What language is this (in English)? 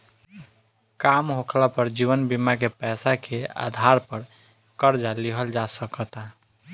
Bhojpuri